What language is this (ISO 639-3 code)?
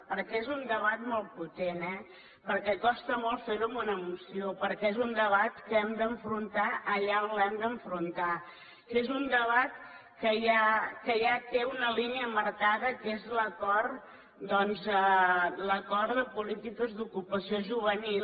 cat